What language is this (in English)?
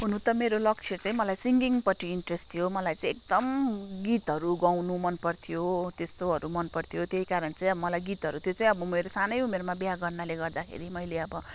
Nepali